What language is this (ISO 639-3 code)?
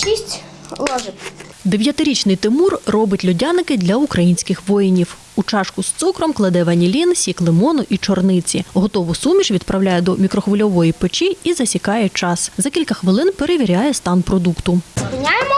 ukr